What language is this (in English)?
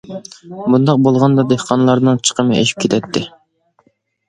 Uyghur